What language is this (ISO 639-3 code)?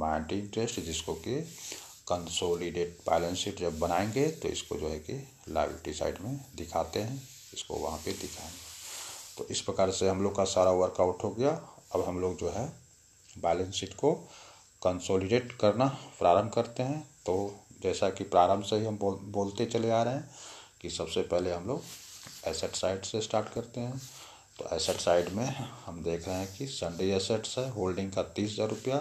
hin